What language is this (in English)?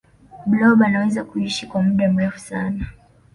Swahili